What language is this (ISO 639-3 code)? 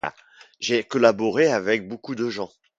fra